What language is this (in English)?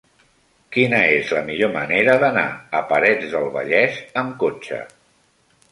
Catalan